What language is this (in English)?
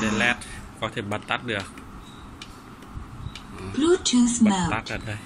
Vietnamese